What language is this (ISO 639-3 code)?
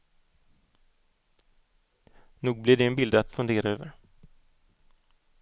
swe